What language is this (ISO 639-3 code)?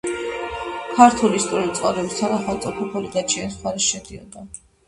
kat